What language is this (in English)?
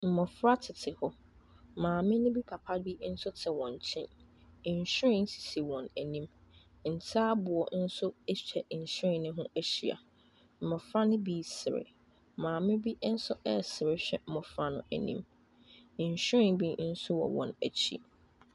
Akan